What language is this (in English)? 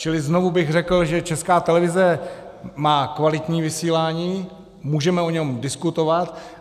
Czech